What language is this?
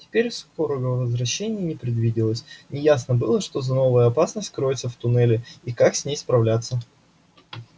Russian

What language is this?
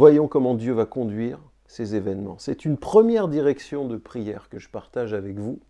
French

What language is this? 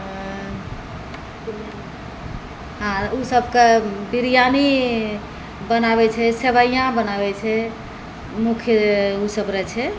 Maithili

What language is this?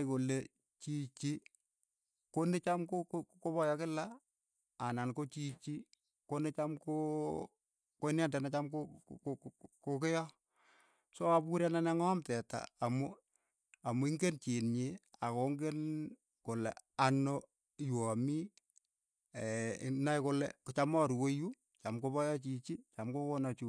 Keiyo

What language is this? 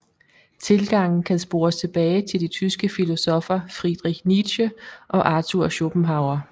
Danish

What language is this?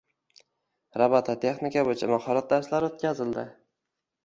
Uzbek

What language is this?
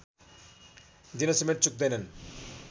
Nepali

